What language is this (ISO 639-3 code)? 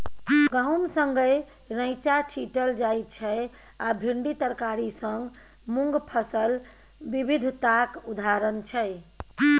mai